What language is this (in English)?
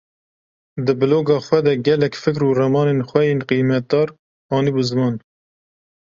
Kurdish